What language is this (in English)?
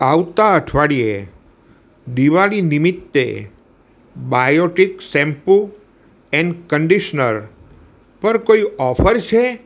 Gujarati